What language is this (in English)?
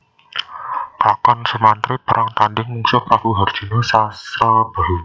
Javanese